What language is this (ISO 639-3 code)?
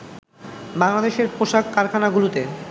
ben